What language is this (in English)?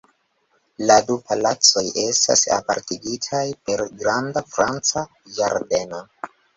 Esperanto